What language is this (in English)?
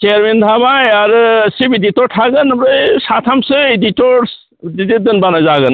Bodo